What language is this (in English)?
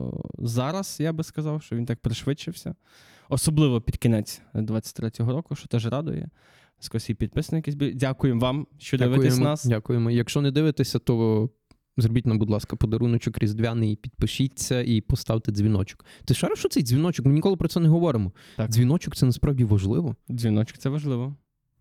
Ukrainian